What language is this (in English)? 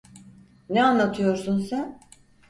Turkish